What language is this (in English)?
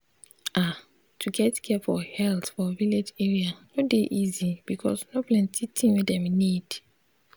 Nigerian Pidgin